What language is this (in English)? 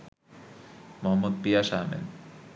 Bangla